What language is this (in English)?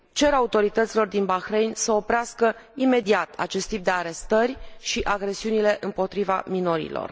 Romanian